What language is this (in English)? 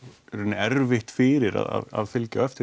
Icelandic